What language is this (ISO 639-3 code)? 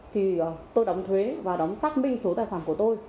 vie